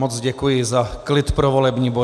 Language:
Czech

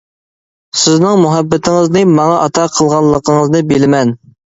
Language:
Uyghur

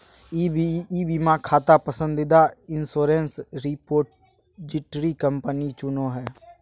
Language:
Magahi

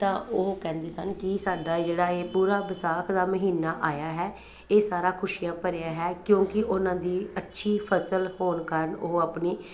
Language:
Punjabi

